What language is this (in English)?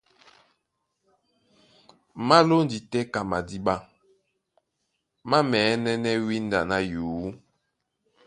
Duala